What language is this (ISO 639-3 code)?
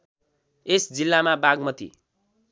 nep